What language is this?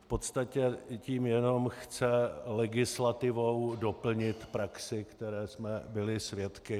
Czech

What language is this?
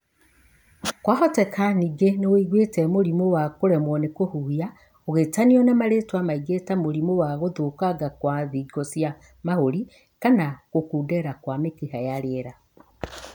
Kikuyu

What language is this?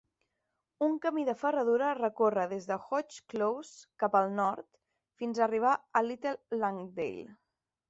Catalan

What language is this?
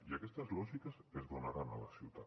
Catalan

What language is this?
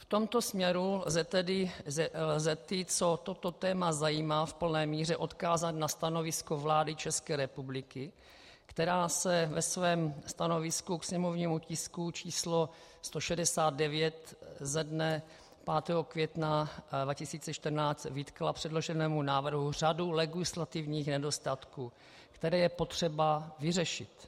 Czech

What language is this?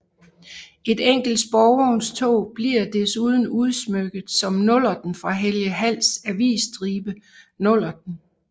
Danish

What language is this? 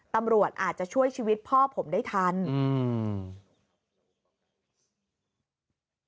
Thai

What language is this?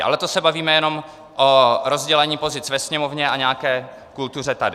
Czech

